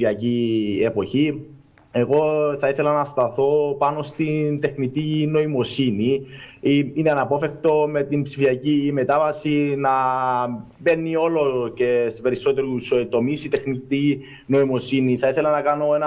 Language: Greek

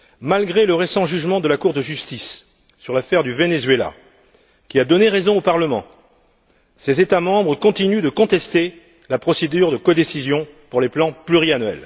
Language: French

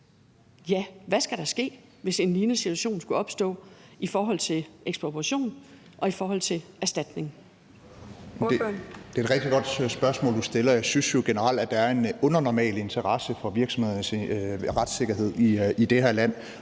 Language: Danish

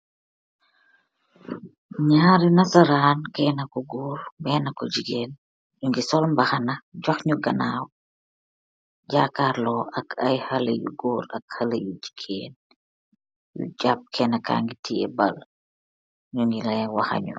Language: Wolof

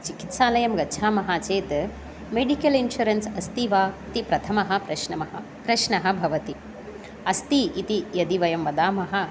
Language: Sanskrit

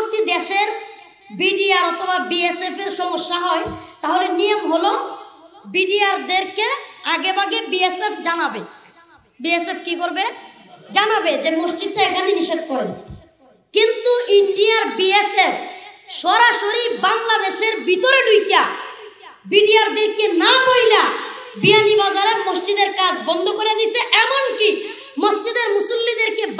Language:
Turkish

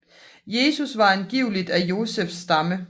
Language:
Danish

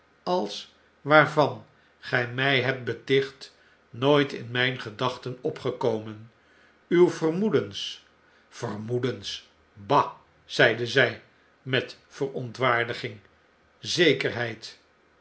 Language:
Dutch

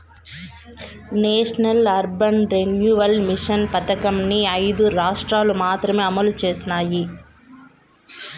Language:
Telugu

